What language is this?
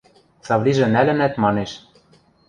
Western Mari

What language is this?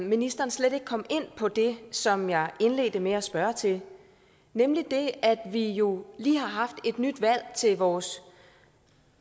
Danish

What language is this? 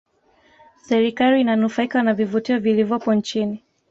Swahili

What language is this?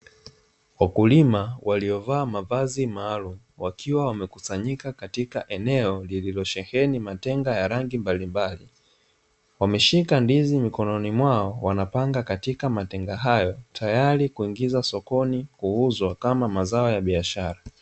Swahili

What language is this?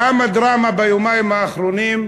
Hebrew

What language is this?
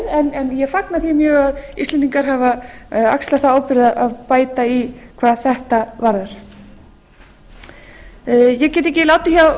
Icelandic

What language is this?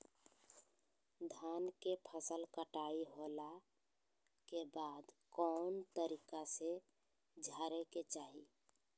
Magahi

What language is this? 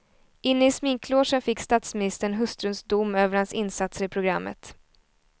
Swedish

